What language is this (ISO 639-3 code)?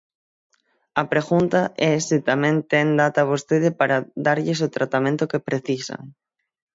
glg